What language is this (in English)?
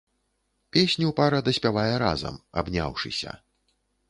Belarusian